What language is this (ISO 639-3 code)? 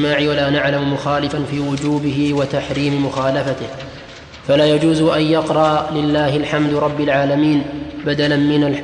ara